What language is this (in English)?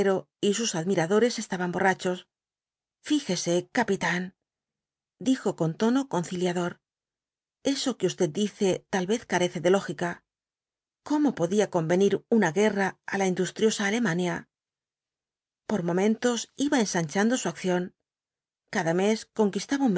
Spanish